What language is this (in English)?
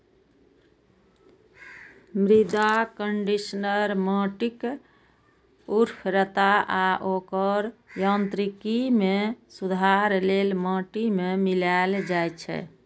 Maithili